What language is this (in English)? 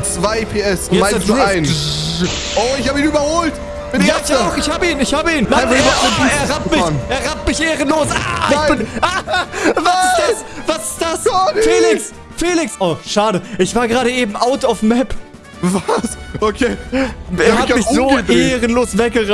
German